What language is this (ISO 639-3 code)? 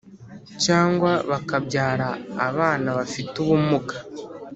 kin